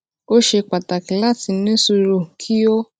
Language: Yoruba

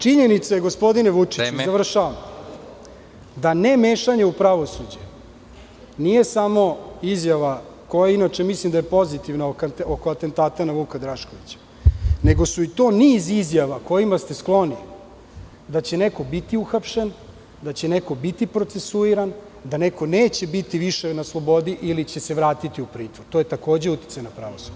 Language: Serbian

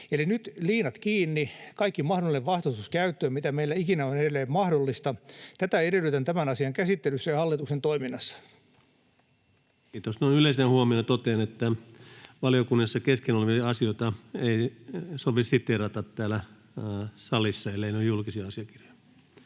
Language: Finnish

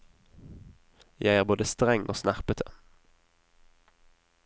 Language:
Norwegian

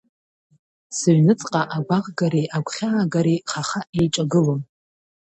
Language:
Abkhazian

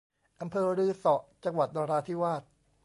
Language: Thai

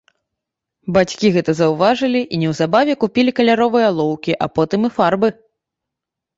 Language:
Belarusian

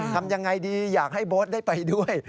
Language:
Thai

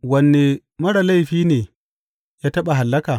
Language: Hausa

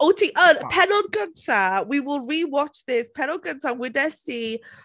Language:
Welsh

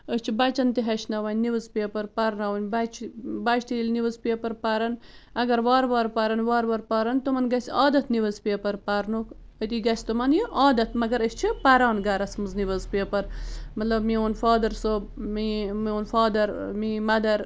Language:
Kashmiri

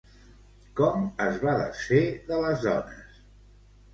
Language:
Catalan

